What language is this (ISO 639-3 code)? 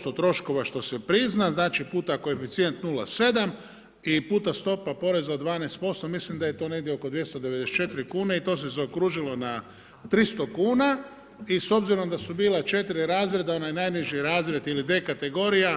hrv